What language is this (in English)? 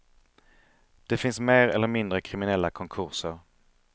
Swedish